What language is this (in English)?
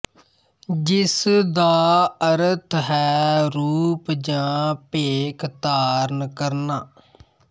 Punjabi